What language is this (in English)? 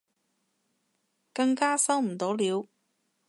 Cantonese